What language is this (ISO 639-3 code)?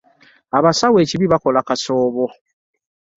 lug